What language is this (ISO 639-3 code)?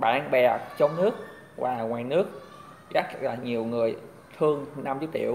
vie